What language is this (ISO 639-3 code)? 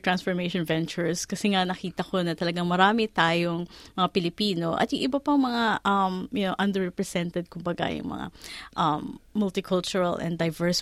fil